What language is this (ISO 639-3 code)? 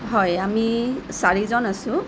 asm